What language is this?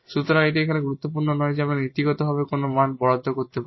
Bangla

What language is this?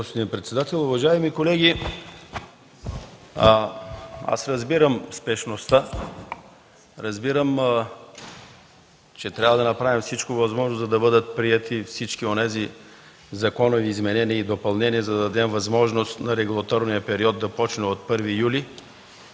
Bulgarian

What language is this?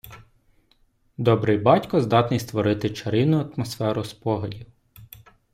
Ukrainian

